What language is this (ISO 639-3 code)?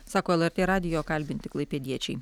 lit